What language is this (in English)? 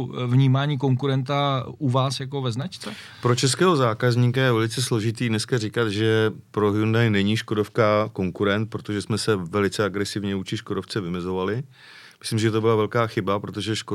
Czech